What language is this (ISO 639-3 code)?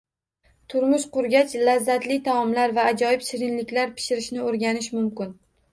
uzb